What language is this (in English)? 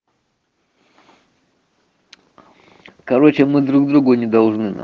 Russian